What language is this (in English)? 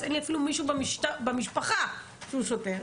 Hebrew